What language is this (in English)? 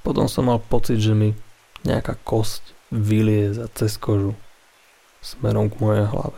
Slovak